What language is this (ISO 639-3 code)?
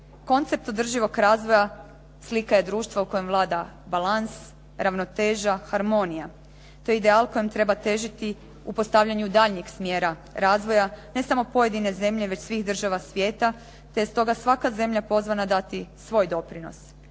hrv